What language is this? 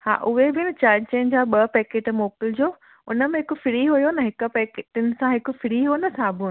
Sindhi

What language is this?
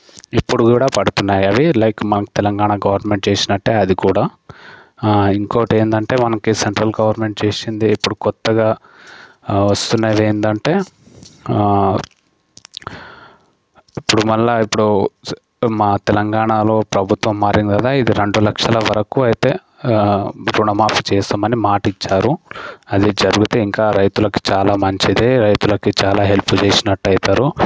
Telugu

